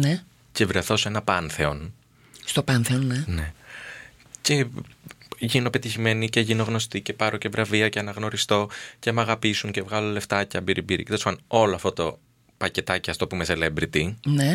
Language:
Greek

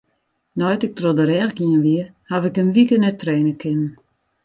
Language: Western Frisian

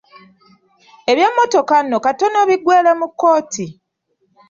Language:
Ganda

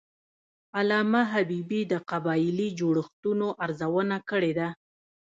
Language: Pashto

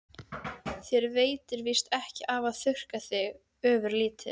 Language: Icelandic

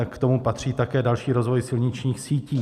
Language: Czech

